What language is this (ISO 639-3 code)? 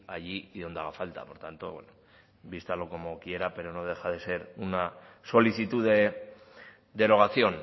spa